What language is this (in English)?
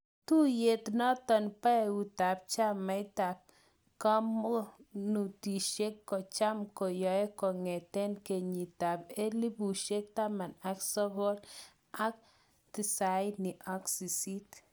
Kalenjin